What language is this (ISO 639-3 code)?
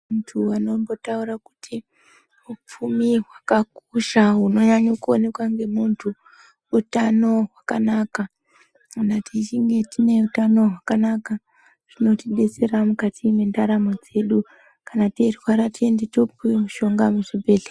ndc